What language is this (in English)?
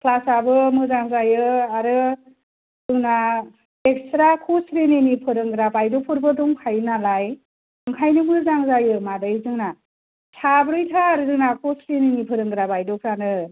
Bodo